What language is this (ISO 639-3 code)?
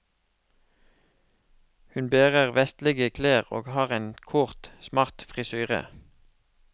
nor